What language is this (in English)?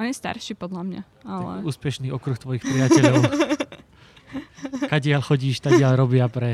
Slovak